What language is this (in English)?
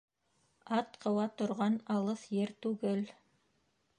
Bashkir